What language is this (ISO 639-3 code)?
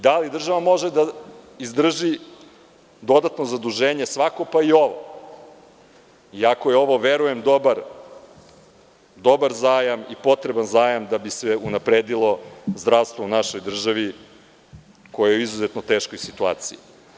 srp